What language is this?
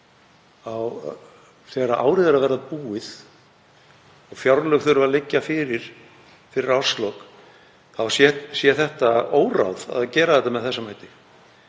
Icelandic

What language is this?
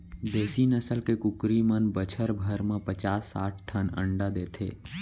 Chhattisgarhi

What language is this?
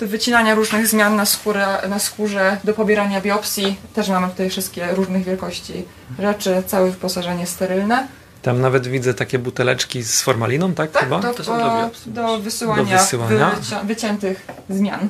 Polish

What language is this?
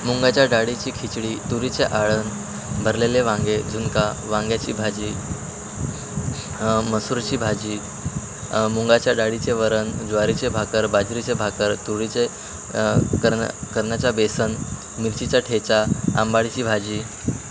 Marathi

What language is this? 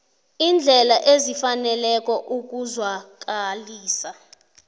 South Ndebele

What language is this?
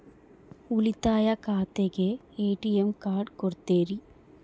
Kannada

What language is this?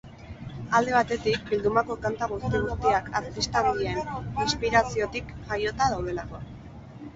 Basque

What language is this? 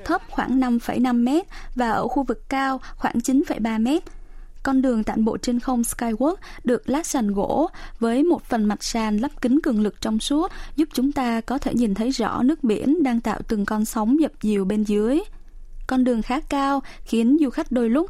Vietnamese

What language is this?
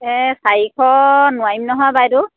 Assamese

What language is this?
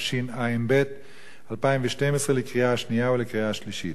Hebrew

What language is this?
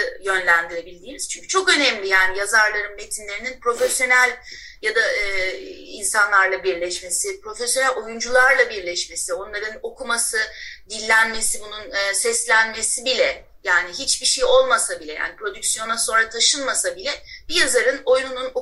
Turkish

